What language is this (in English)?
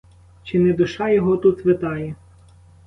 Ukrainian